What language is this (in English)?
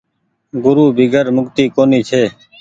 Goaria